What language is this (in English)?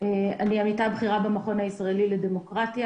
Hebrew